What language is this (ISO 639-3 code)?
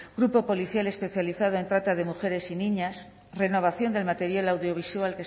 spa